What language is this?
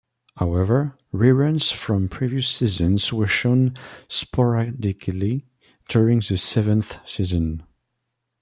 English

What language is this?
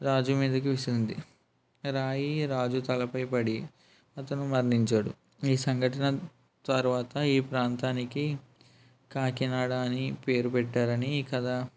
Telugu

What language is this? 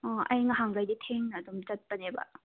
Manipuri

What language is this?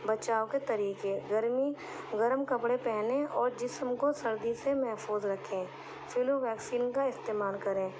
Urdu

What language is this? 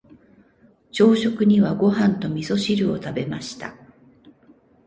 Japanese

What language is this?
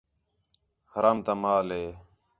Khetrani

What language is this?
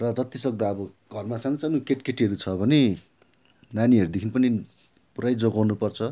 Nepali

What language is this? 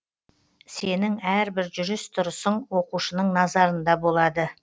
Kazakh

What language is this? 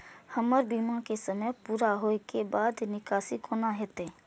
Maithili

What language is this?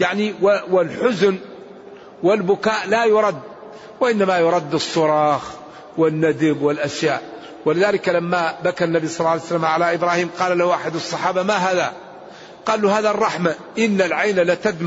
Arabic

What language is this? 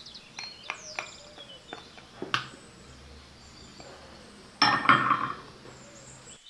Arabic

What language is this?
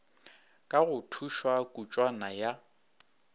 Northern Sotho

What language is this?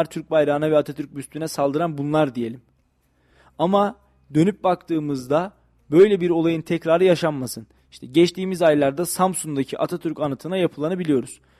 Turkish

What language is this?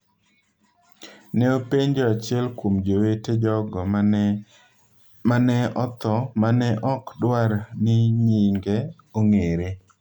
Luo (Kenya and Tanzania)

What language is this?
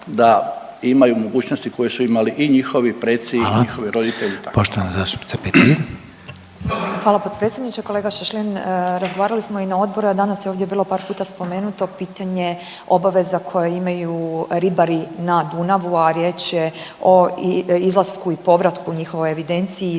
Croatian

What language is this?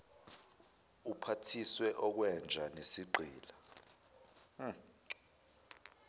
Zulu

